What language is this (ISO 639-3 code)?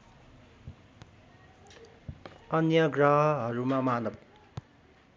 nep